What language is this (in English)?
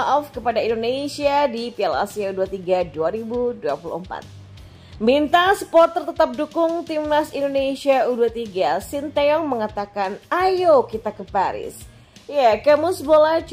Indonesian